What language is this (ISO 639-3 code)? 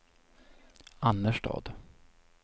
swe